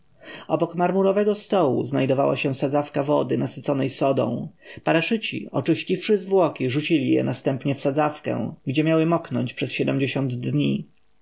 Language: Polish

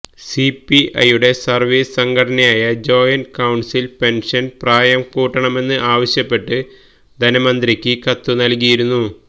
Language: Malayalam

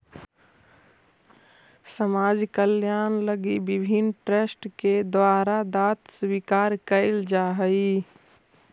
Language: Magahi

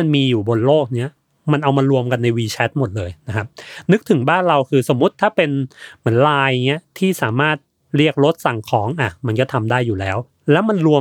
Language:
Thai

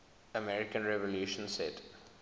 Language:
English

